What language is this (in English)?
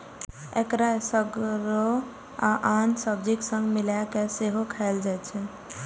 Maithili